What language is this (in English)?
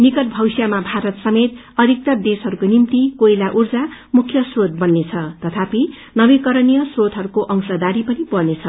Nepali